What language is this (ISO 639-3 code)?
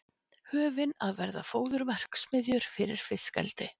isl